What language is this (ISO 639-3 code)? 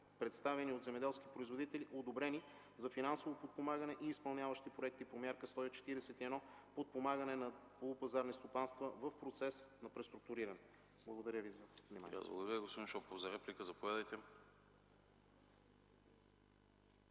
bul